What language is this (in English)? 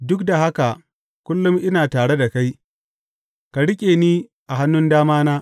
Hausa